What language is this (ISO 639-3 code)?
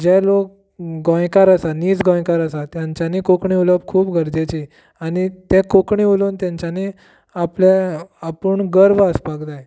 kok